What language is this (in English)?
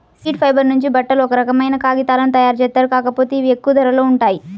Telugu